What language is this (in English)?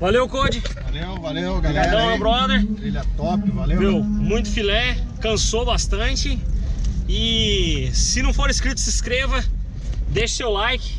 Portuguese